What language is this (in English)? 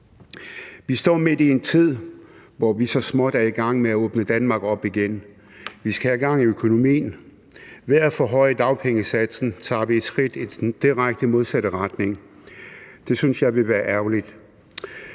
Danish